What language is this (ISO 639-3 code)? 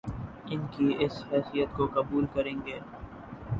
urd